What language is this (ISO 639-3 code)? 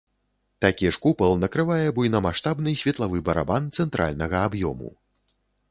bel